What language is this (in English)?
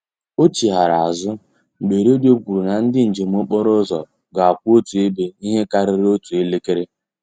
Igbo